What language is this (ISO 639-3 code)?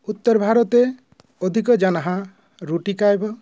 san